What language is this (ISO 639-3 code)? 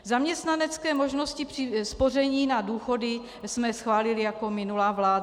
ces